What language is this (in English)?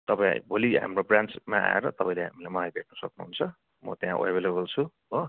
Nepali